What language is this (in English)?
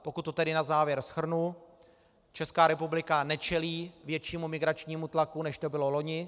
Czech